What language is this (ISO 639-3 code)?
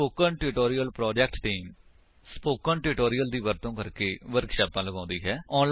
pan